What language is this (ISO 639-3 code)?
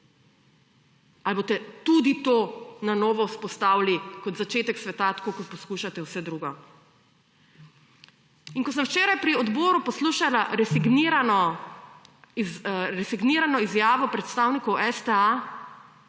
slv